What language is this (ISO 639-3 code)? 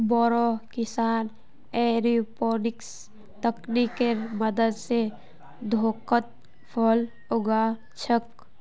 mag